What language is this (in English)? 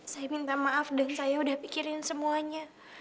Indonesian